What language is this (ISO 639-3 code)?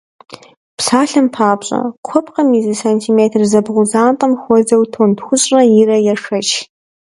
kbd